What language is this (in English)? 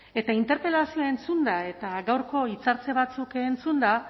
Basque